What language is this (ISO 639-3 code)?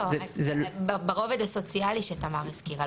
heb